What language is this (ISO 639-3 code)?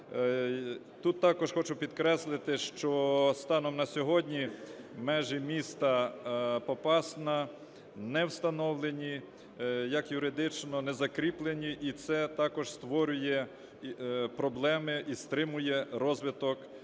ukr